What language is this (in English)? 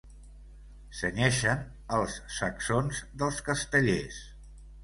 Catalan